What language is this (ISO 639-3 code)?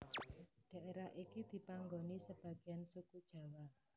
jav